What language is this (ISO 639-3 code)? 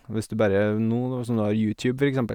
nor